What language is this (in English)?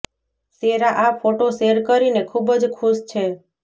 Gujarati